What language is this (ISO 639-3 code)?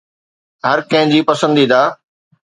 snd